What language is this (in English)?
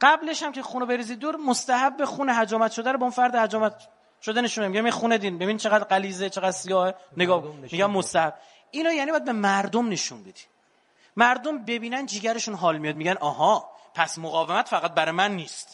Persian